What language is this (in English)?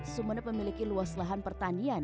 Indonesian